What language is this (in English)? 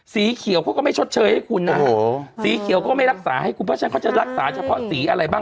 Thai